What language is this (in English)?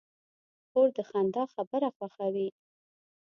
Pashto